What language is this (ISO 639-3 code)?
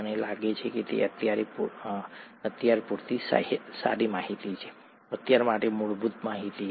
guj